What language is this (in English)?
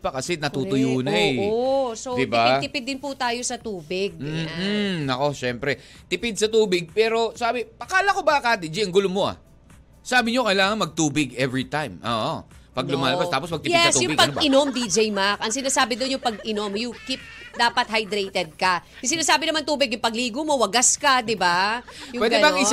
Filipino